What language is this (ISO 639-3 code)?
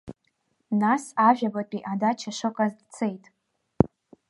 abk